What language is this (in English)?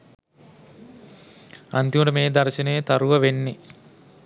Sinhala